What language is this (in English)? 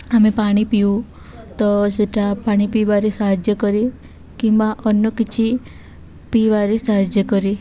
Odia